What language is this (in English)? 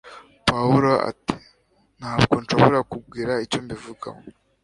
Kinyarwanda